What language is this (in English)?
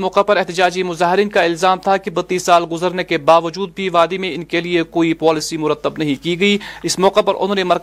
Urdu